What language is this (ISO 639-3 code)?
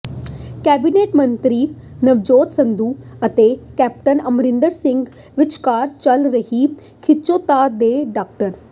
pan